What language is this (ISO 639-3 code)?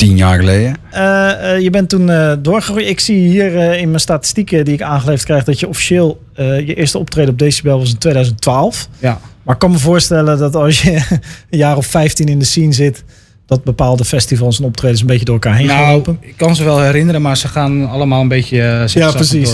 nld